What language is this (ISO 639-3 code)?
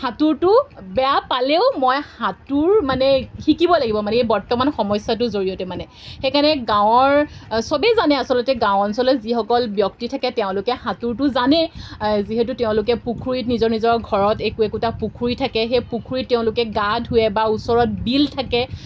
asm